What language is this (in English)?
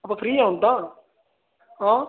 Punjabi